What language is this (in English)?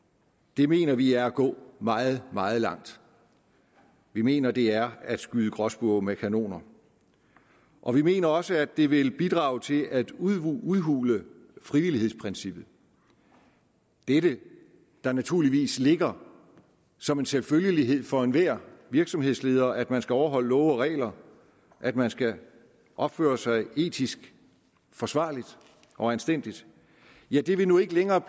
Danish